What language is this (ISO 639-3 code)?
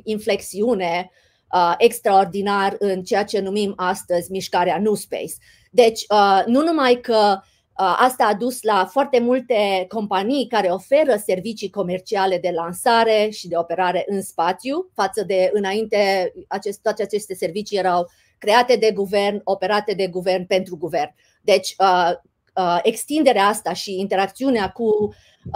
ron